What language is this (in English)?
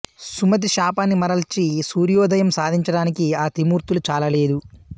Telugu